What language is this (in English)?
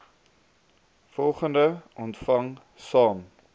Afrikaans